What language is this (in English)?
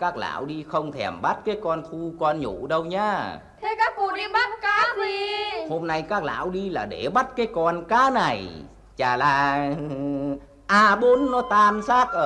Vietnamese